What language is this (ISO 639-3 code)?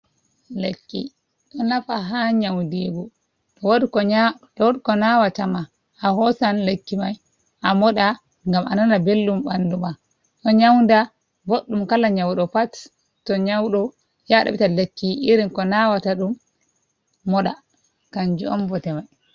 ful